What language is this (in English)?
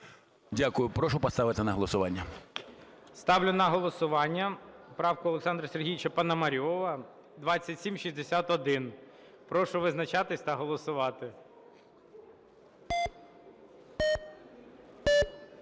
Ukrainian